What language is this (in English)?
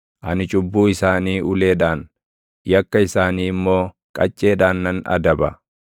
Oromo